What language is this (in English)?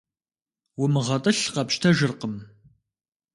Kabardian